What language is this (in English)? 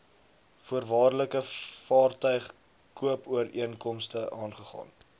Afrikaans